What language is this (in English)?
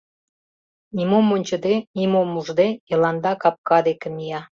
Mari